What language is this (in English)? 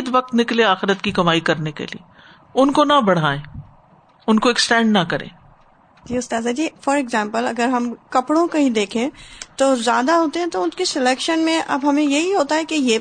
Urdu